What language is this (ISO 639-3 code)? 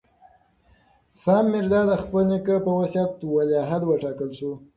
pus